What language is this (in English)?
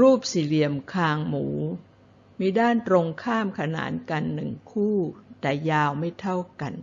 Thai